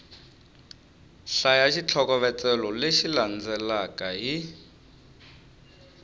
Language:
Tsonga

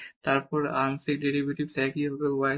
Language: Bangla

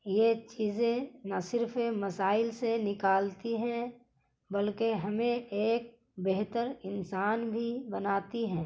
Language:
Urdu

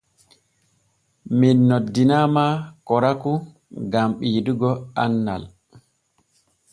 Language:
Borgu Fulfulde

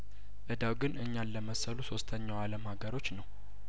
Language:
Amharic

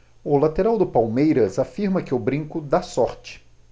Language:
Portuguese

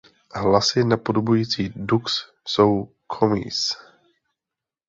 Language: Czech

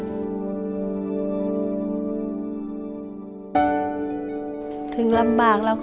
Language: Thai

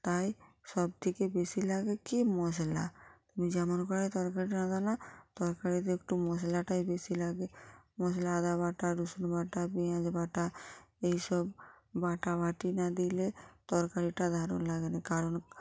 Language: Bangla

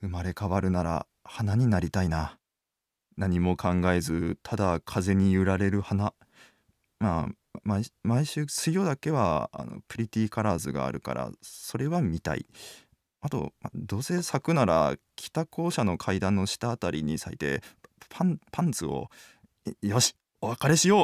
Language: Japanese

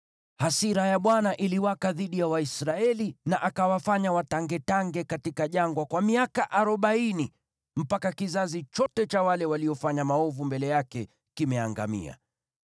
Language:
Swahili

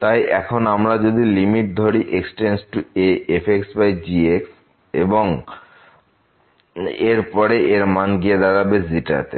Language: Bangla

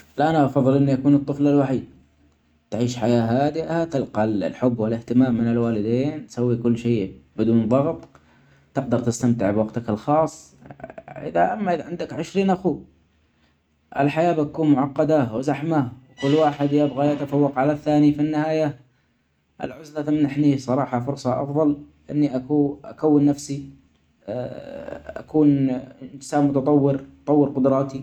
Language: Omani Arabic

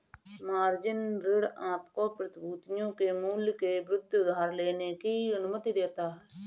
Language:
Hindi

